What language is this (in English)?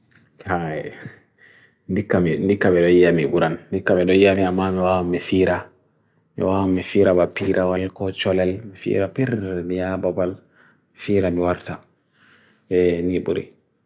Bagirmi Fulfulde